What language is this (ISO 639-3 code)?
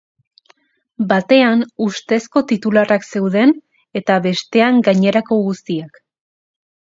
eus